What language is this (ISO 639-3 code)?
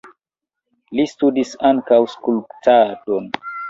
epo